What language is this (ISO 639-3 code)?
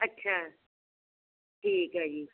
pan